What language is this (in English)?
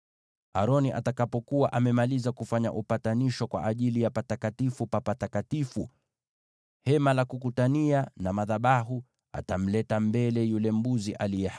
Swahili